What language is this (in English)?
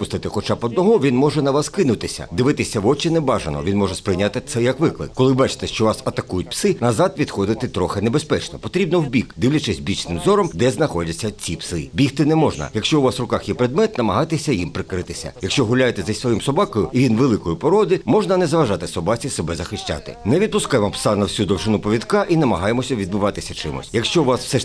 Ukrainian